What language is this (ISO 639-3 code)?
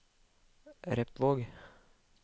nor